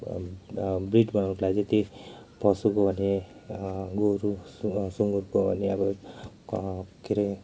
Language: Nepali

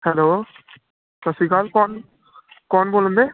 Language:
Punjabi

